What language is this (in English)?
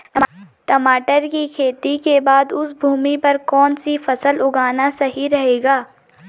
Hindi